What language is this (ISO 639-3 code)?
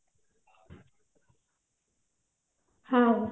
ori